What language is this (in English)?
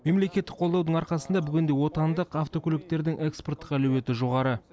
Kazakh